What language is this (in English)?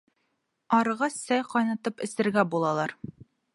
Bashkir